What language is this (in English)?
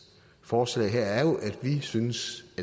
Danish